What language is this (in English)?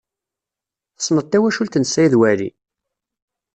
Kabyle